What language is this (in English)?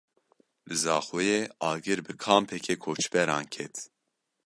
Kurdish